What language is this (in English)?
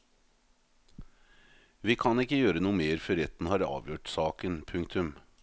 Norwegian